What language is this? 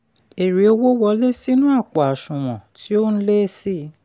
Yoruba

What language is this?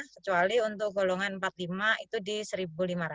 Indonesian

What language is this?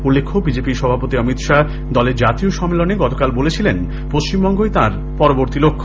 Bangla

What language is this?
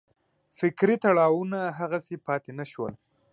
Pashto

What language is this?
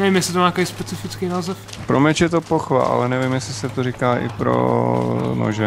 Czech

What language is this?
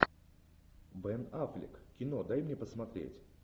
Russian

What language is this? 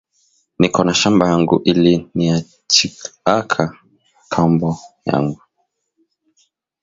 Swahili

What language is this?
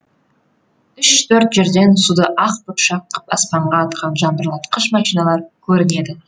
Kazakh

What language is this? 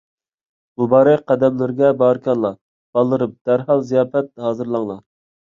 Uyghur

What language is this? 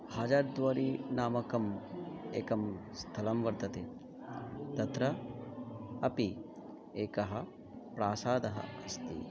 Sanskrit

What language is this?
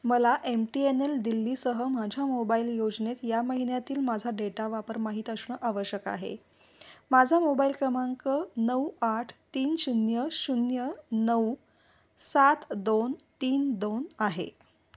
Marathi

